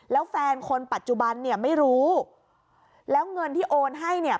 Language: Thai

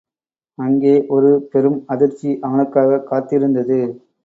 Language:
Tamil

